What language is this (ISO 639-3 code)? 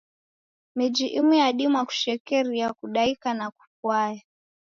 dav